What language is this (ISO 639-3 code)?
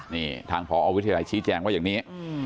tha